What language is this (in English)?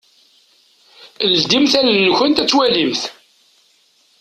Kabyle